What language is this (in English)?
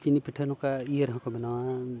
Santali